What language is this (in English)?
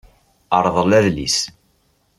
Kabyle